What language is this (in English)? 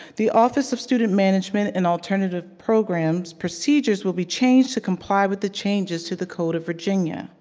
English